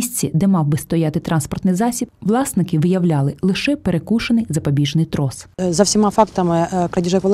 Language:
Ukrainian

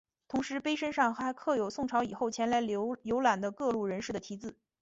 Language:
Chinese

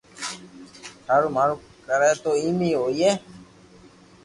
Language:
Loarki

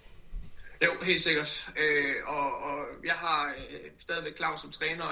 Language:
Danish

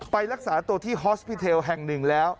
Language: Thai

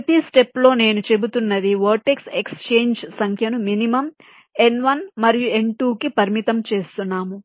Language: Telugu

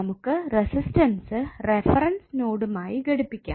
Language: Malayalam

